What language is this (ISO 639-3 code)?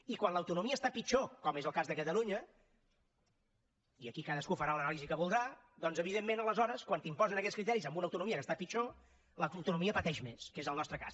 cat